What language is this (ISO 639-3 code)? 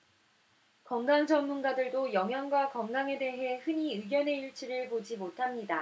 kor